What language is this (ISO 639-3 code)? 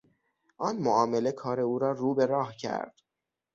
fas